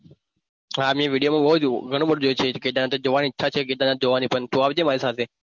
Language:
Gujarati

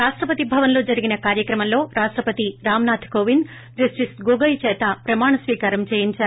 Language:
Telugu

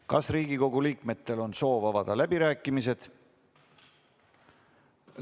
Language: Estonian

